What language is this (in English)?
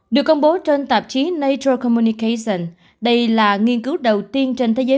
Vietnamese